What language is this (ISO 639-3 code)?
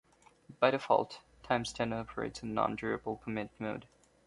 eng